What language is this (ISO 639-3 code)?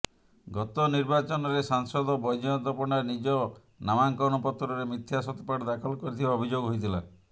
ori